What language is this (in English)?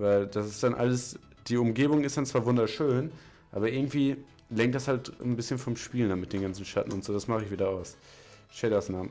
German